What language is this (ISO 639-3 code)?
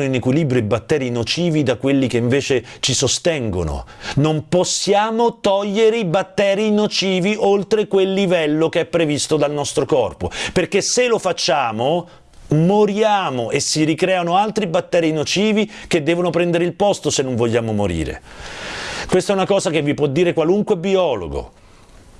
ita